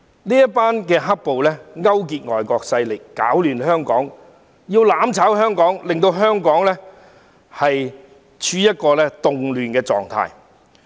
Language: Cantonese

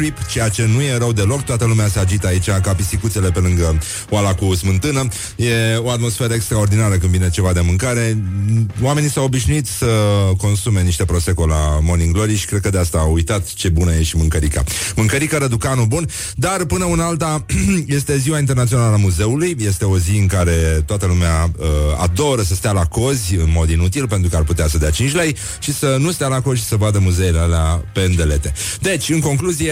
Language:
Romanian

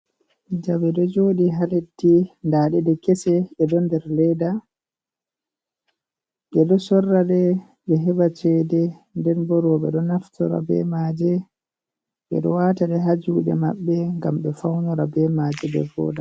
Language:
Fula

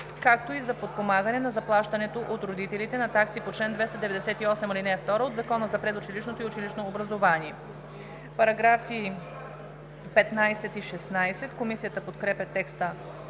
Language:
Bulgarian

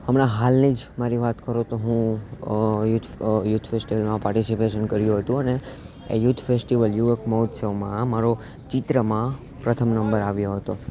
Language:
Gujarati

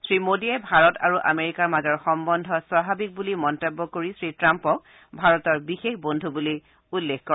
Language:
Assamese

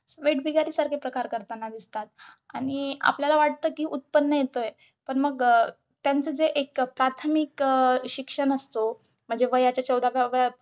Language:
Marathi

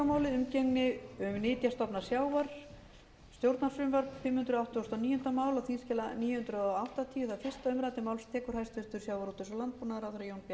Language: Icelandic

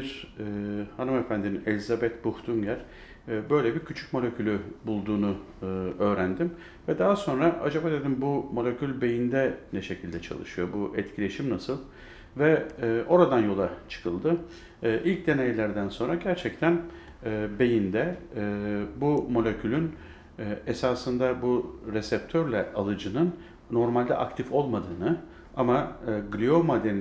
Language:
Turkish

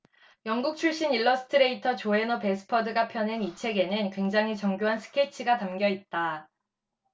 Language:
Korean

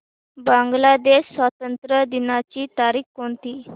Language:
Marathi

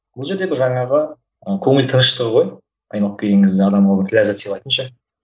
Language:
Kazakh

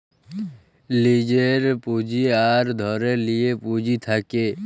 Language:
Bangla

